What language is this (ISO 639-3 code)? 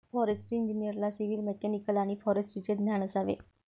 mar